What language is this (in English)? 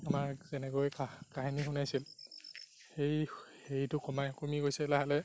Assamese